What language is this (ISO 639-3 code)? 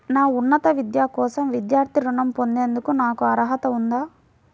tel